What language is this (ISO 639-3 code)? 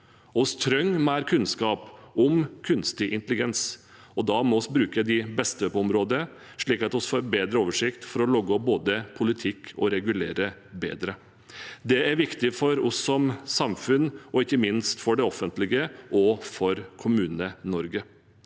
nor